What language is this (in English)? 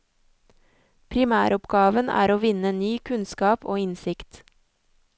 Norwegian